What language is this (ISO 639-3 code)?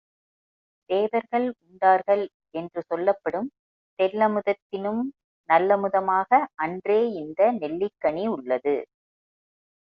tam